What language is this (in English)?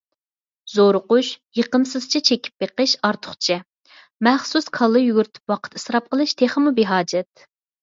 Uyghur